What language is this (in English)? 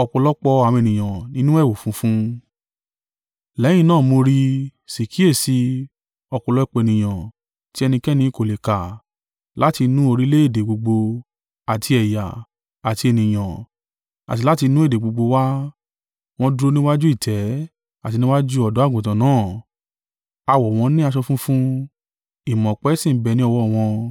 Yoruba